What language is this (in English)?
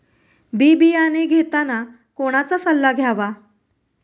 Marathi